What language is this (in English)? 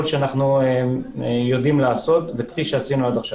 Hebrew